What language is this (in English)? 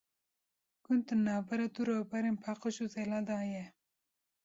Kurdish